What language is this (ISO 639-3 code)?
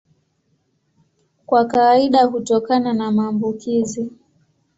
swa